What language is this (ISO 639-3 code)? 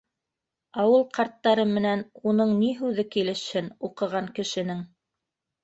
bak